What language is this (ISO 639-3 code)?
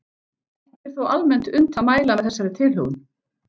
isl